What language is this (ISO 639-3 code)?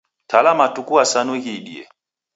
dav